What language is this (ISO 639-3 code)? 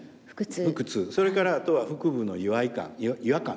jpn